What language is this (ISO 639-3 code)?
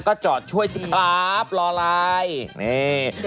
tha